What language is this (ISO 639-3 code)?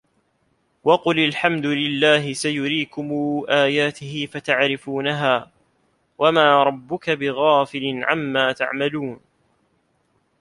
ara